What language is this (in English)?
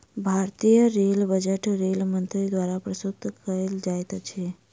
Maithili